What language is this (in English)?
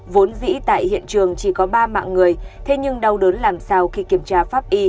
Vietnamese